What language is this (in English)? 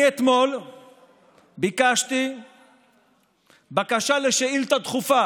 Hebrew